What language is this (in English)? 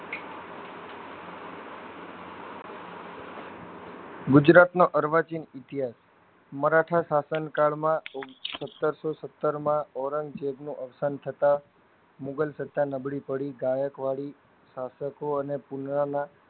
Gujarati